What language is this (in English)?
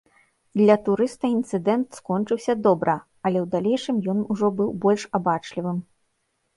Belarusian